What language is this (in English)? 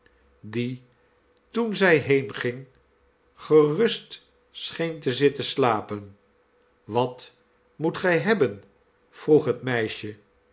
Dutch